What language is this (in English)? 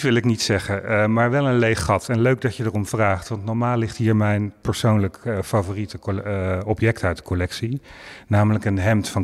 Dutch